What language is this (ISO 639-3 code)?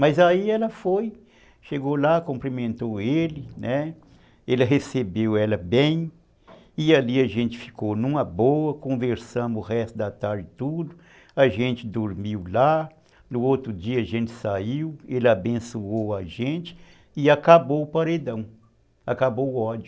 por